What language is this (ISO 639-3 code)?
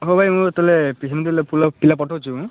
ori